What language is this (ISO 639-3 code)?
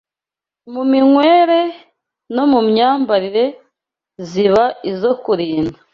kin